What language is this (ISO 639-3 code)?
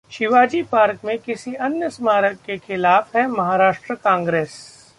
hin